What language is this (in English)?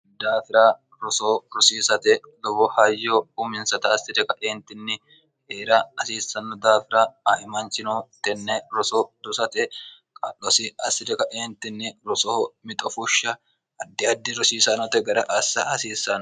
Sidamo